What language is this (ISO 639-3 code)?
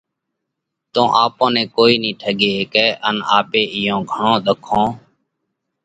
kvx